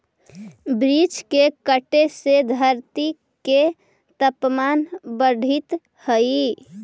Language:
Magahi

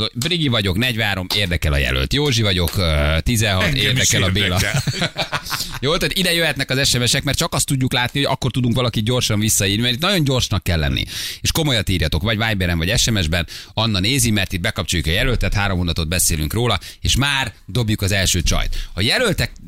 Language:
Hungarian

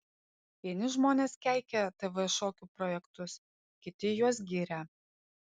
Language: Lithuanian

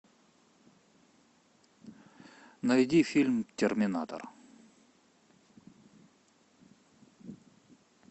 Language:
Russian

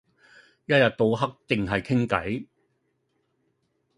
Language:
Cantonese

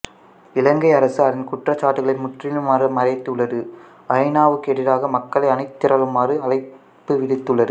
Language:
Tamil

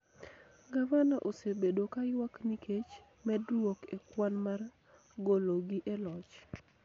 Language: Luo (Kenya and Tanzania)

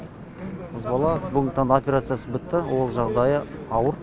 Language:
Kazakh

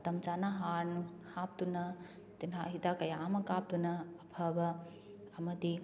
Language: Manipuri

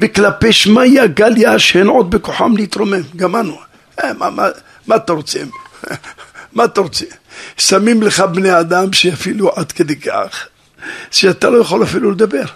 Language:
Hebrew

